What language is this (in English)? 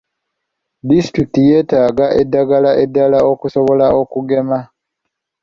Ganda